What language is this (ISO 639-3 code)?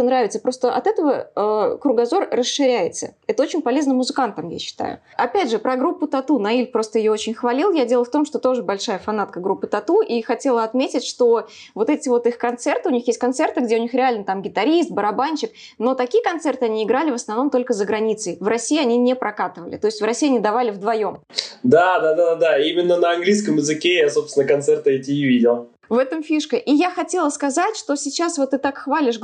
rus